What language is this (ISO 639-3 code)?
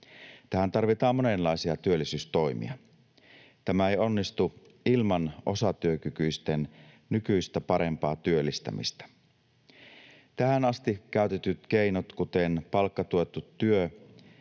fin